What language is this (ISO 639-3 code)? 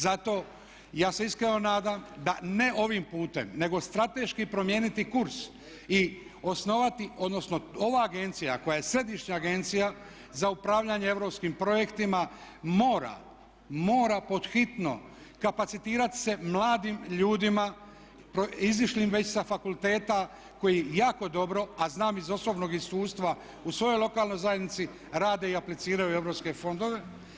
hrv